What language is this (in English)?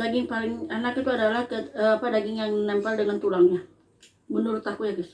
Indonesian